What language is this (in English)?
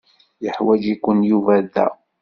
Kabyle